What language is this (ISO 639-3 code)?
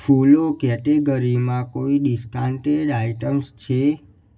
guj